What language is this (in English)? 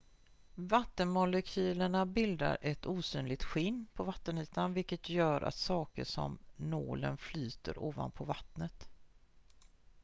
Swedish